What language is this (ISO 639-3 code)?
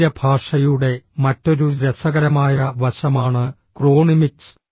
mal